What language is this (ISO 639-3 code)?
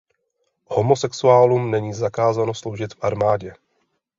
ces